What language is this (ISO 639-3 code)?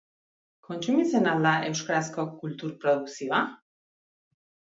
eus